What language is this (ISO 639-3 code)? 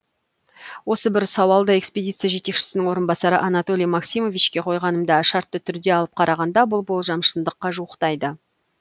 kaz